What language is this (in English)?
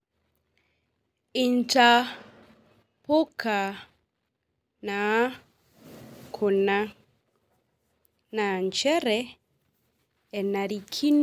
Masai